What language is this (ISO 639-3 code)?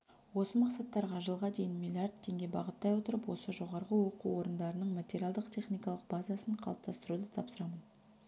kaz